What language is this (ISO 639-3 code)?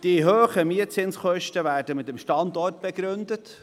gsw